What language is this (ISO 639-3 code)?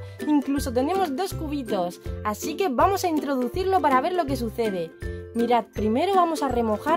spa